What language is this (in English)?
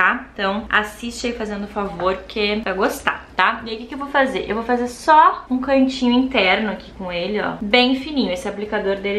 Portuguese